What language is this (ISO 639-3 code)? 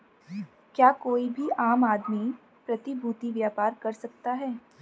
hin